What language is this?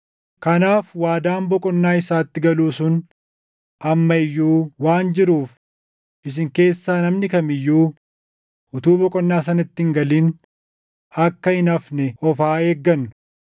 Oromo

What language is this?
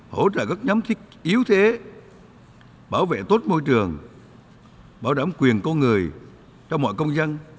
Vietnamese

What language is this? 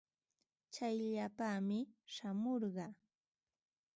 Ambo-Pasco Quechua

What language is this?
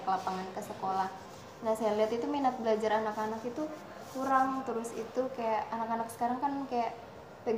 Indonesian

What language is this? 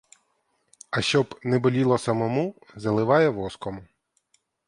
Ukrainian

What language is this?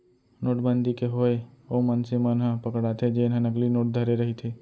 Chhattisgarhi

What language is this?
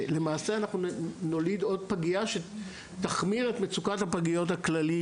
Hebrew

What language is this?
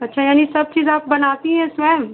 Hindi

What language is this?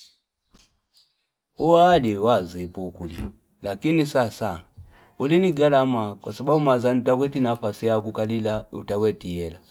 Fipa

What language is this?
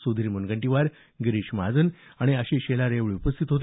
Marathi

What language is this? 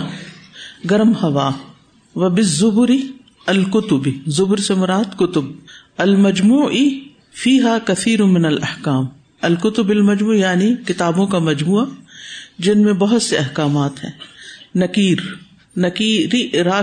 Urdu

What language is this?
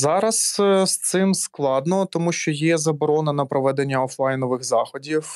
Ukrainian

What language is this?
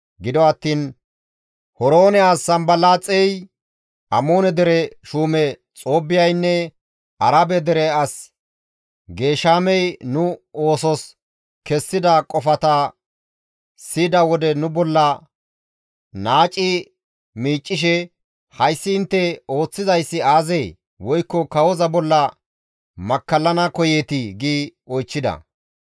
Gamo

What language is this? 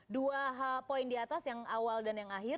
Indonesian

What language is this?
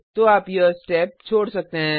Hindi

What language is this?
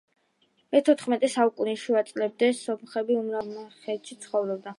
Georgian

